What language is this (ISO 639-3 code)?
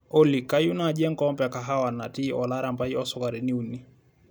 mas